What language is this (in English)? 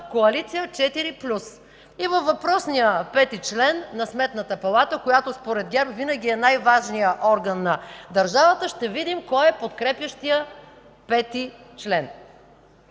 Bulgarian